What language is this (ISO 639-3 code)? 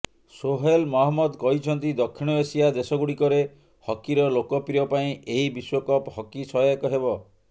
ori